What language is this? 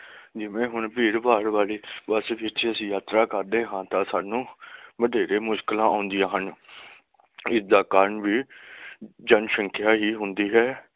Punjabi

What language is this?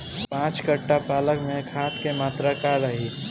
Bhojpuri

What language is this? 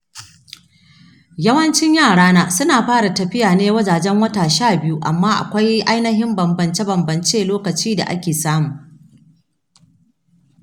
Hausa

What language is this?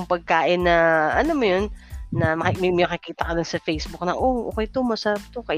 Filipino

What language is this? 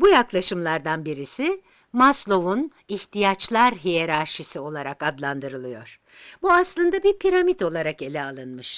Turkish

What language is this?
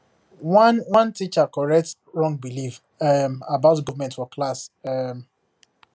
Nigerian Pidgin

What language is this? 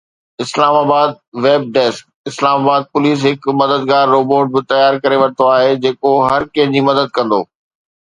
Sindhi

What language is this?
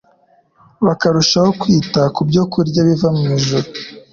Kinyarwanda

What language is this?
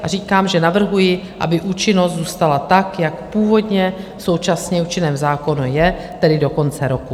Czech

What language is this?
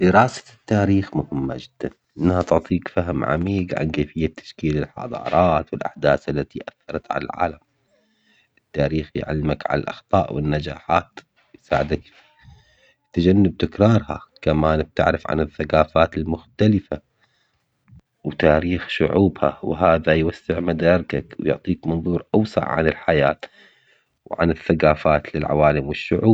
Omani Arabic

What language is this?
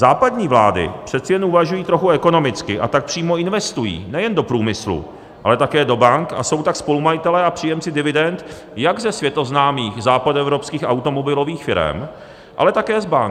Czech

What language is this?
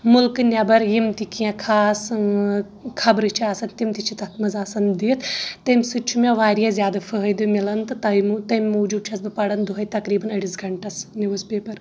Kashmiri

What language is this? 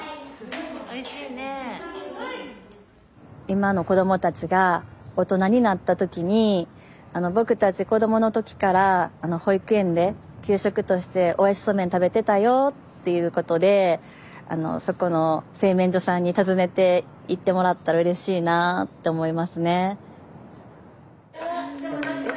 Japanese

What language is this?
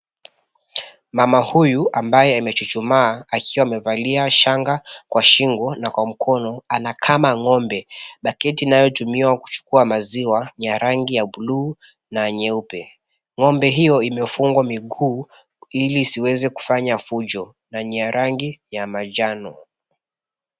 Swahili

